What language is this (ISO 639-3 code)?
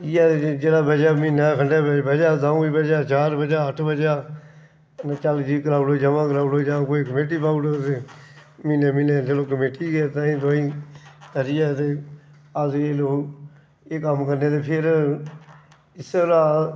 doi